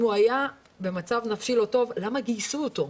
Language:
Hebrew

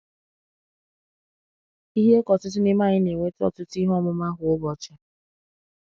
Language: Igbo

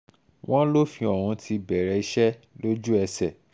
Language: Yoruba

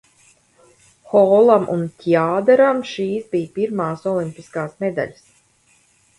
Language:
Latvian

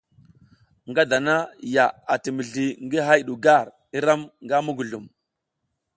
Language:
South Giziga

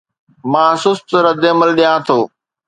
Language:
Sindhi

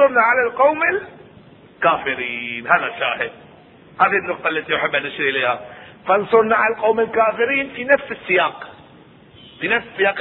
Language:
Arabic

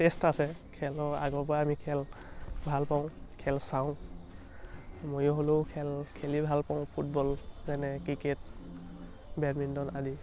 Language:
Assamese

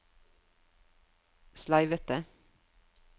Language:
Norwegian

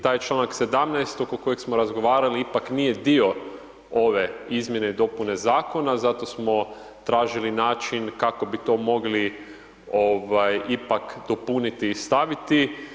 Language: Croatian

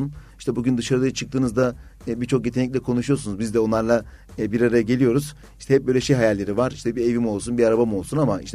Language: Turkish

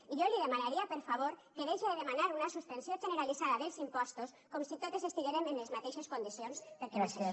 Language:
Catalan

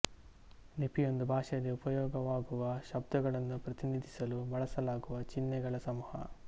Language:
Kannada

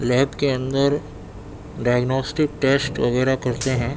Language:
Urdu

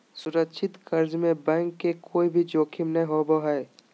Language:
Magahi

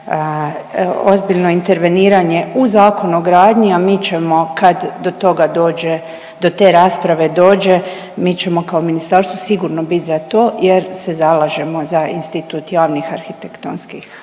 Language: Croatian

